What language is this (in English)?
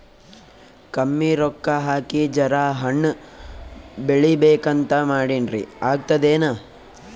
Kannada